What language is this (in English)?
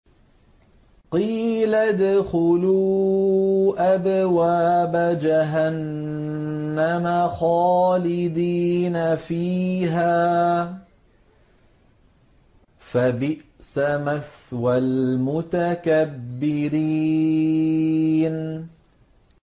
Arabic